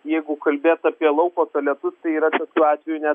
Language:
Lithuanian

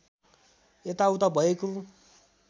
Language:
Nepali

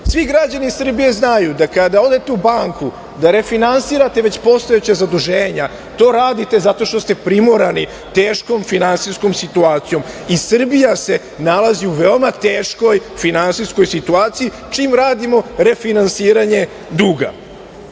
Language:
Serbian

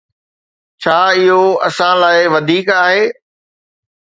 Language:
Sindhi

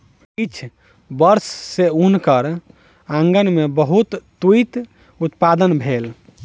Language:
Maithili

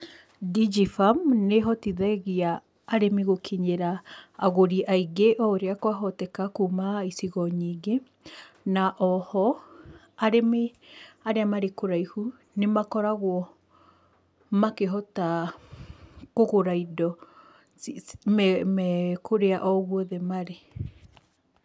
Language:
Kikuyu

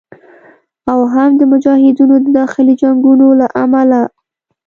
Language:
Pashto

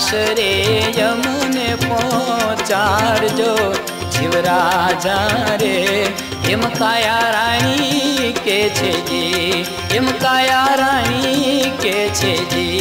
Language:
Hindi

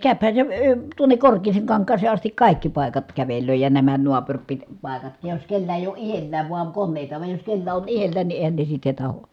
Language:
Finnish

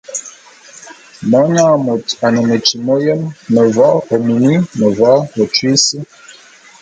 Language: Bulu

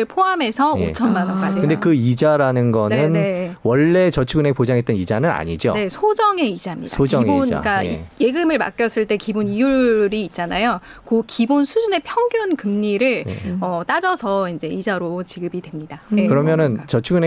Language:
Korean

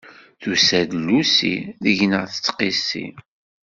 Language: Kabyle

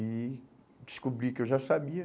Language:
Portuguese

